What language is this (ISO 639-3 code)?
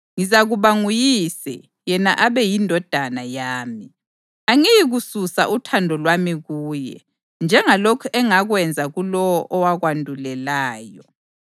nde